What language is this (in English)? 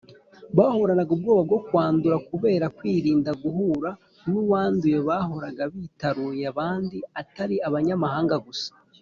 Kinyarwanda